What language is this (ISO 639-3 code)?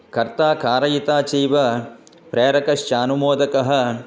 san